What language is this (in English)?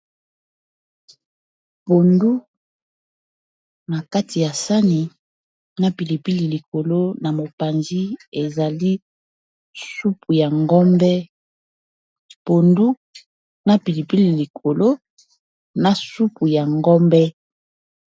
Lingala